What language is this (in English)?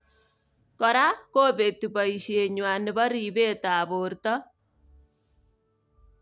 Kalenjin